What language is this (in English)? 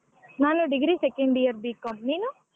Kannada